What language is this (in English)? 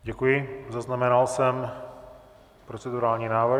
Czech